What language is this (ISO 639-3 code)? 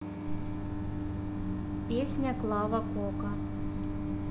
rus